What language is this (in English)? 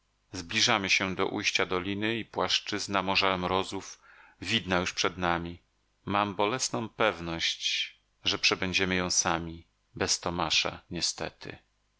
Polish